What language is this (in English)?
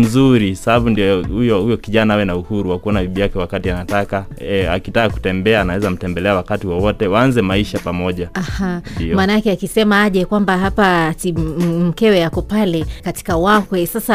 Swahili